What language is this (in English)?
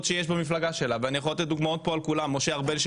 Hebrew